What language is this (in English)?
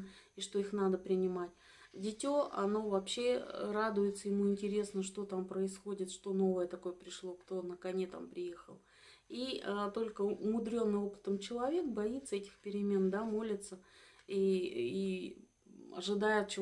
Russian